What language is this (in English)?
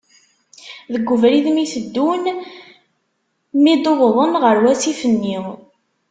Kabyle